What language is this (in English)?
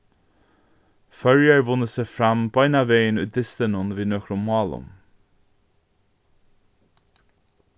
Faroese